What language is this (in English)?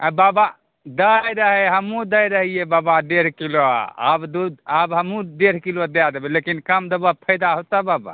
Maithili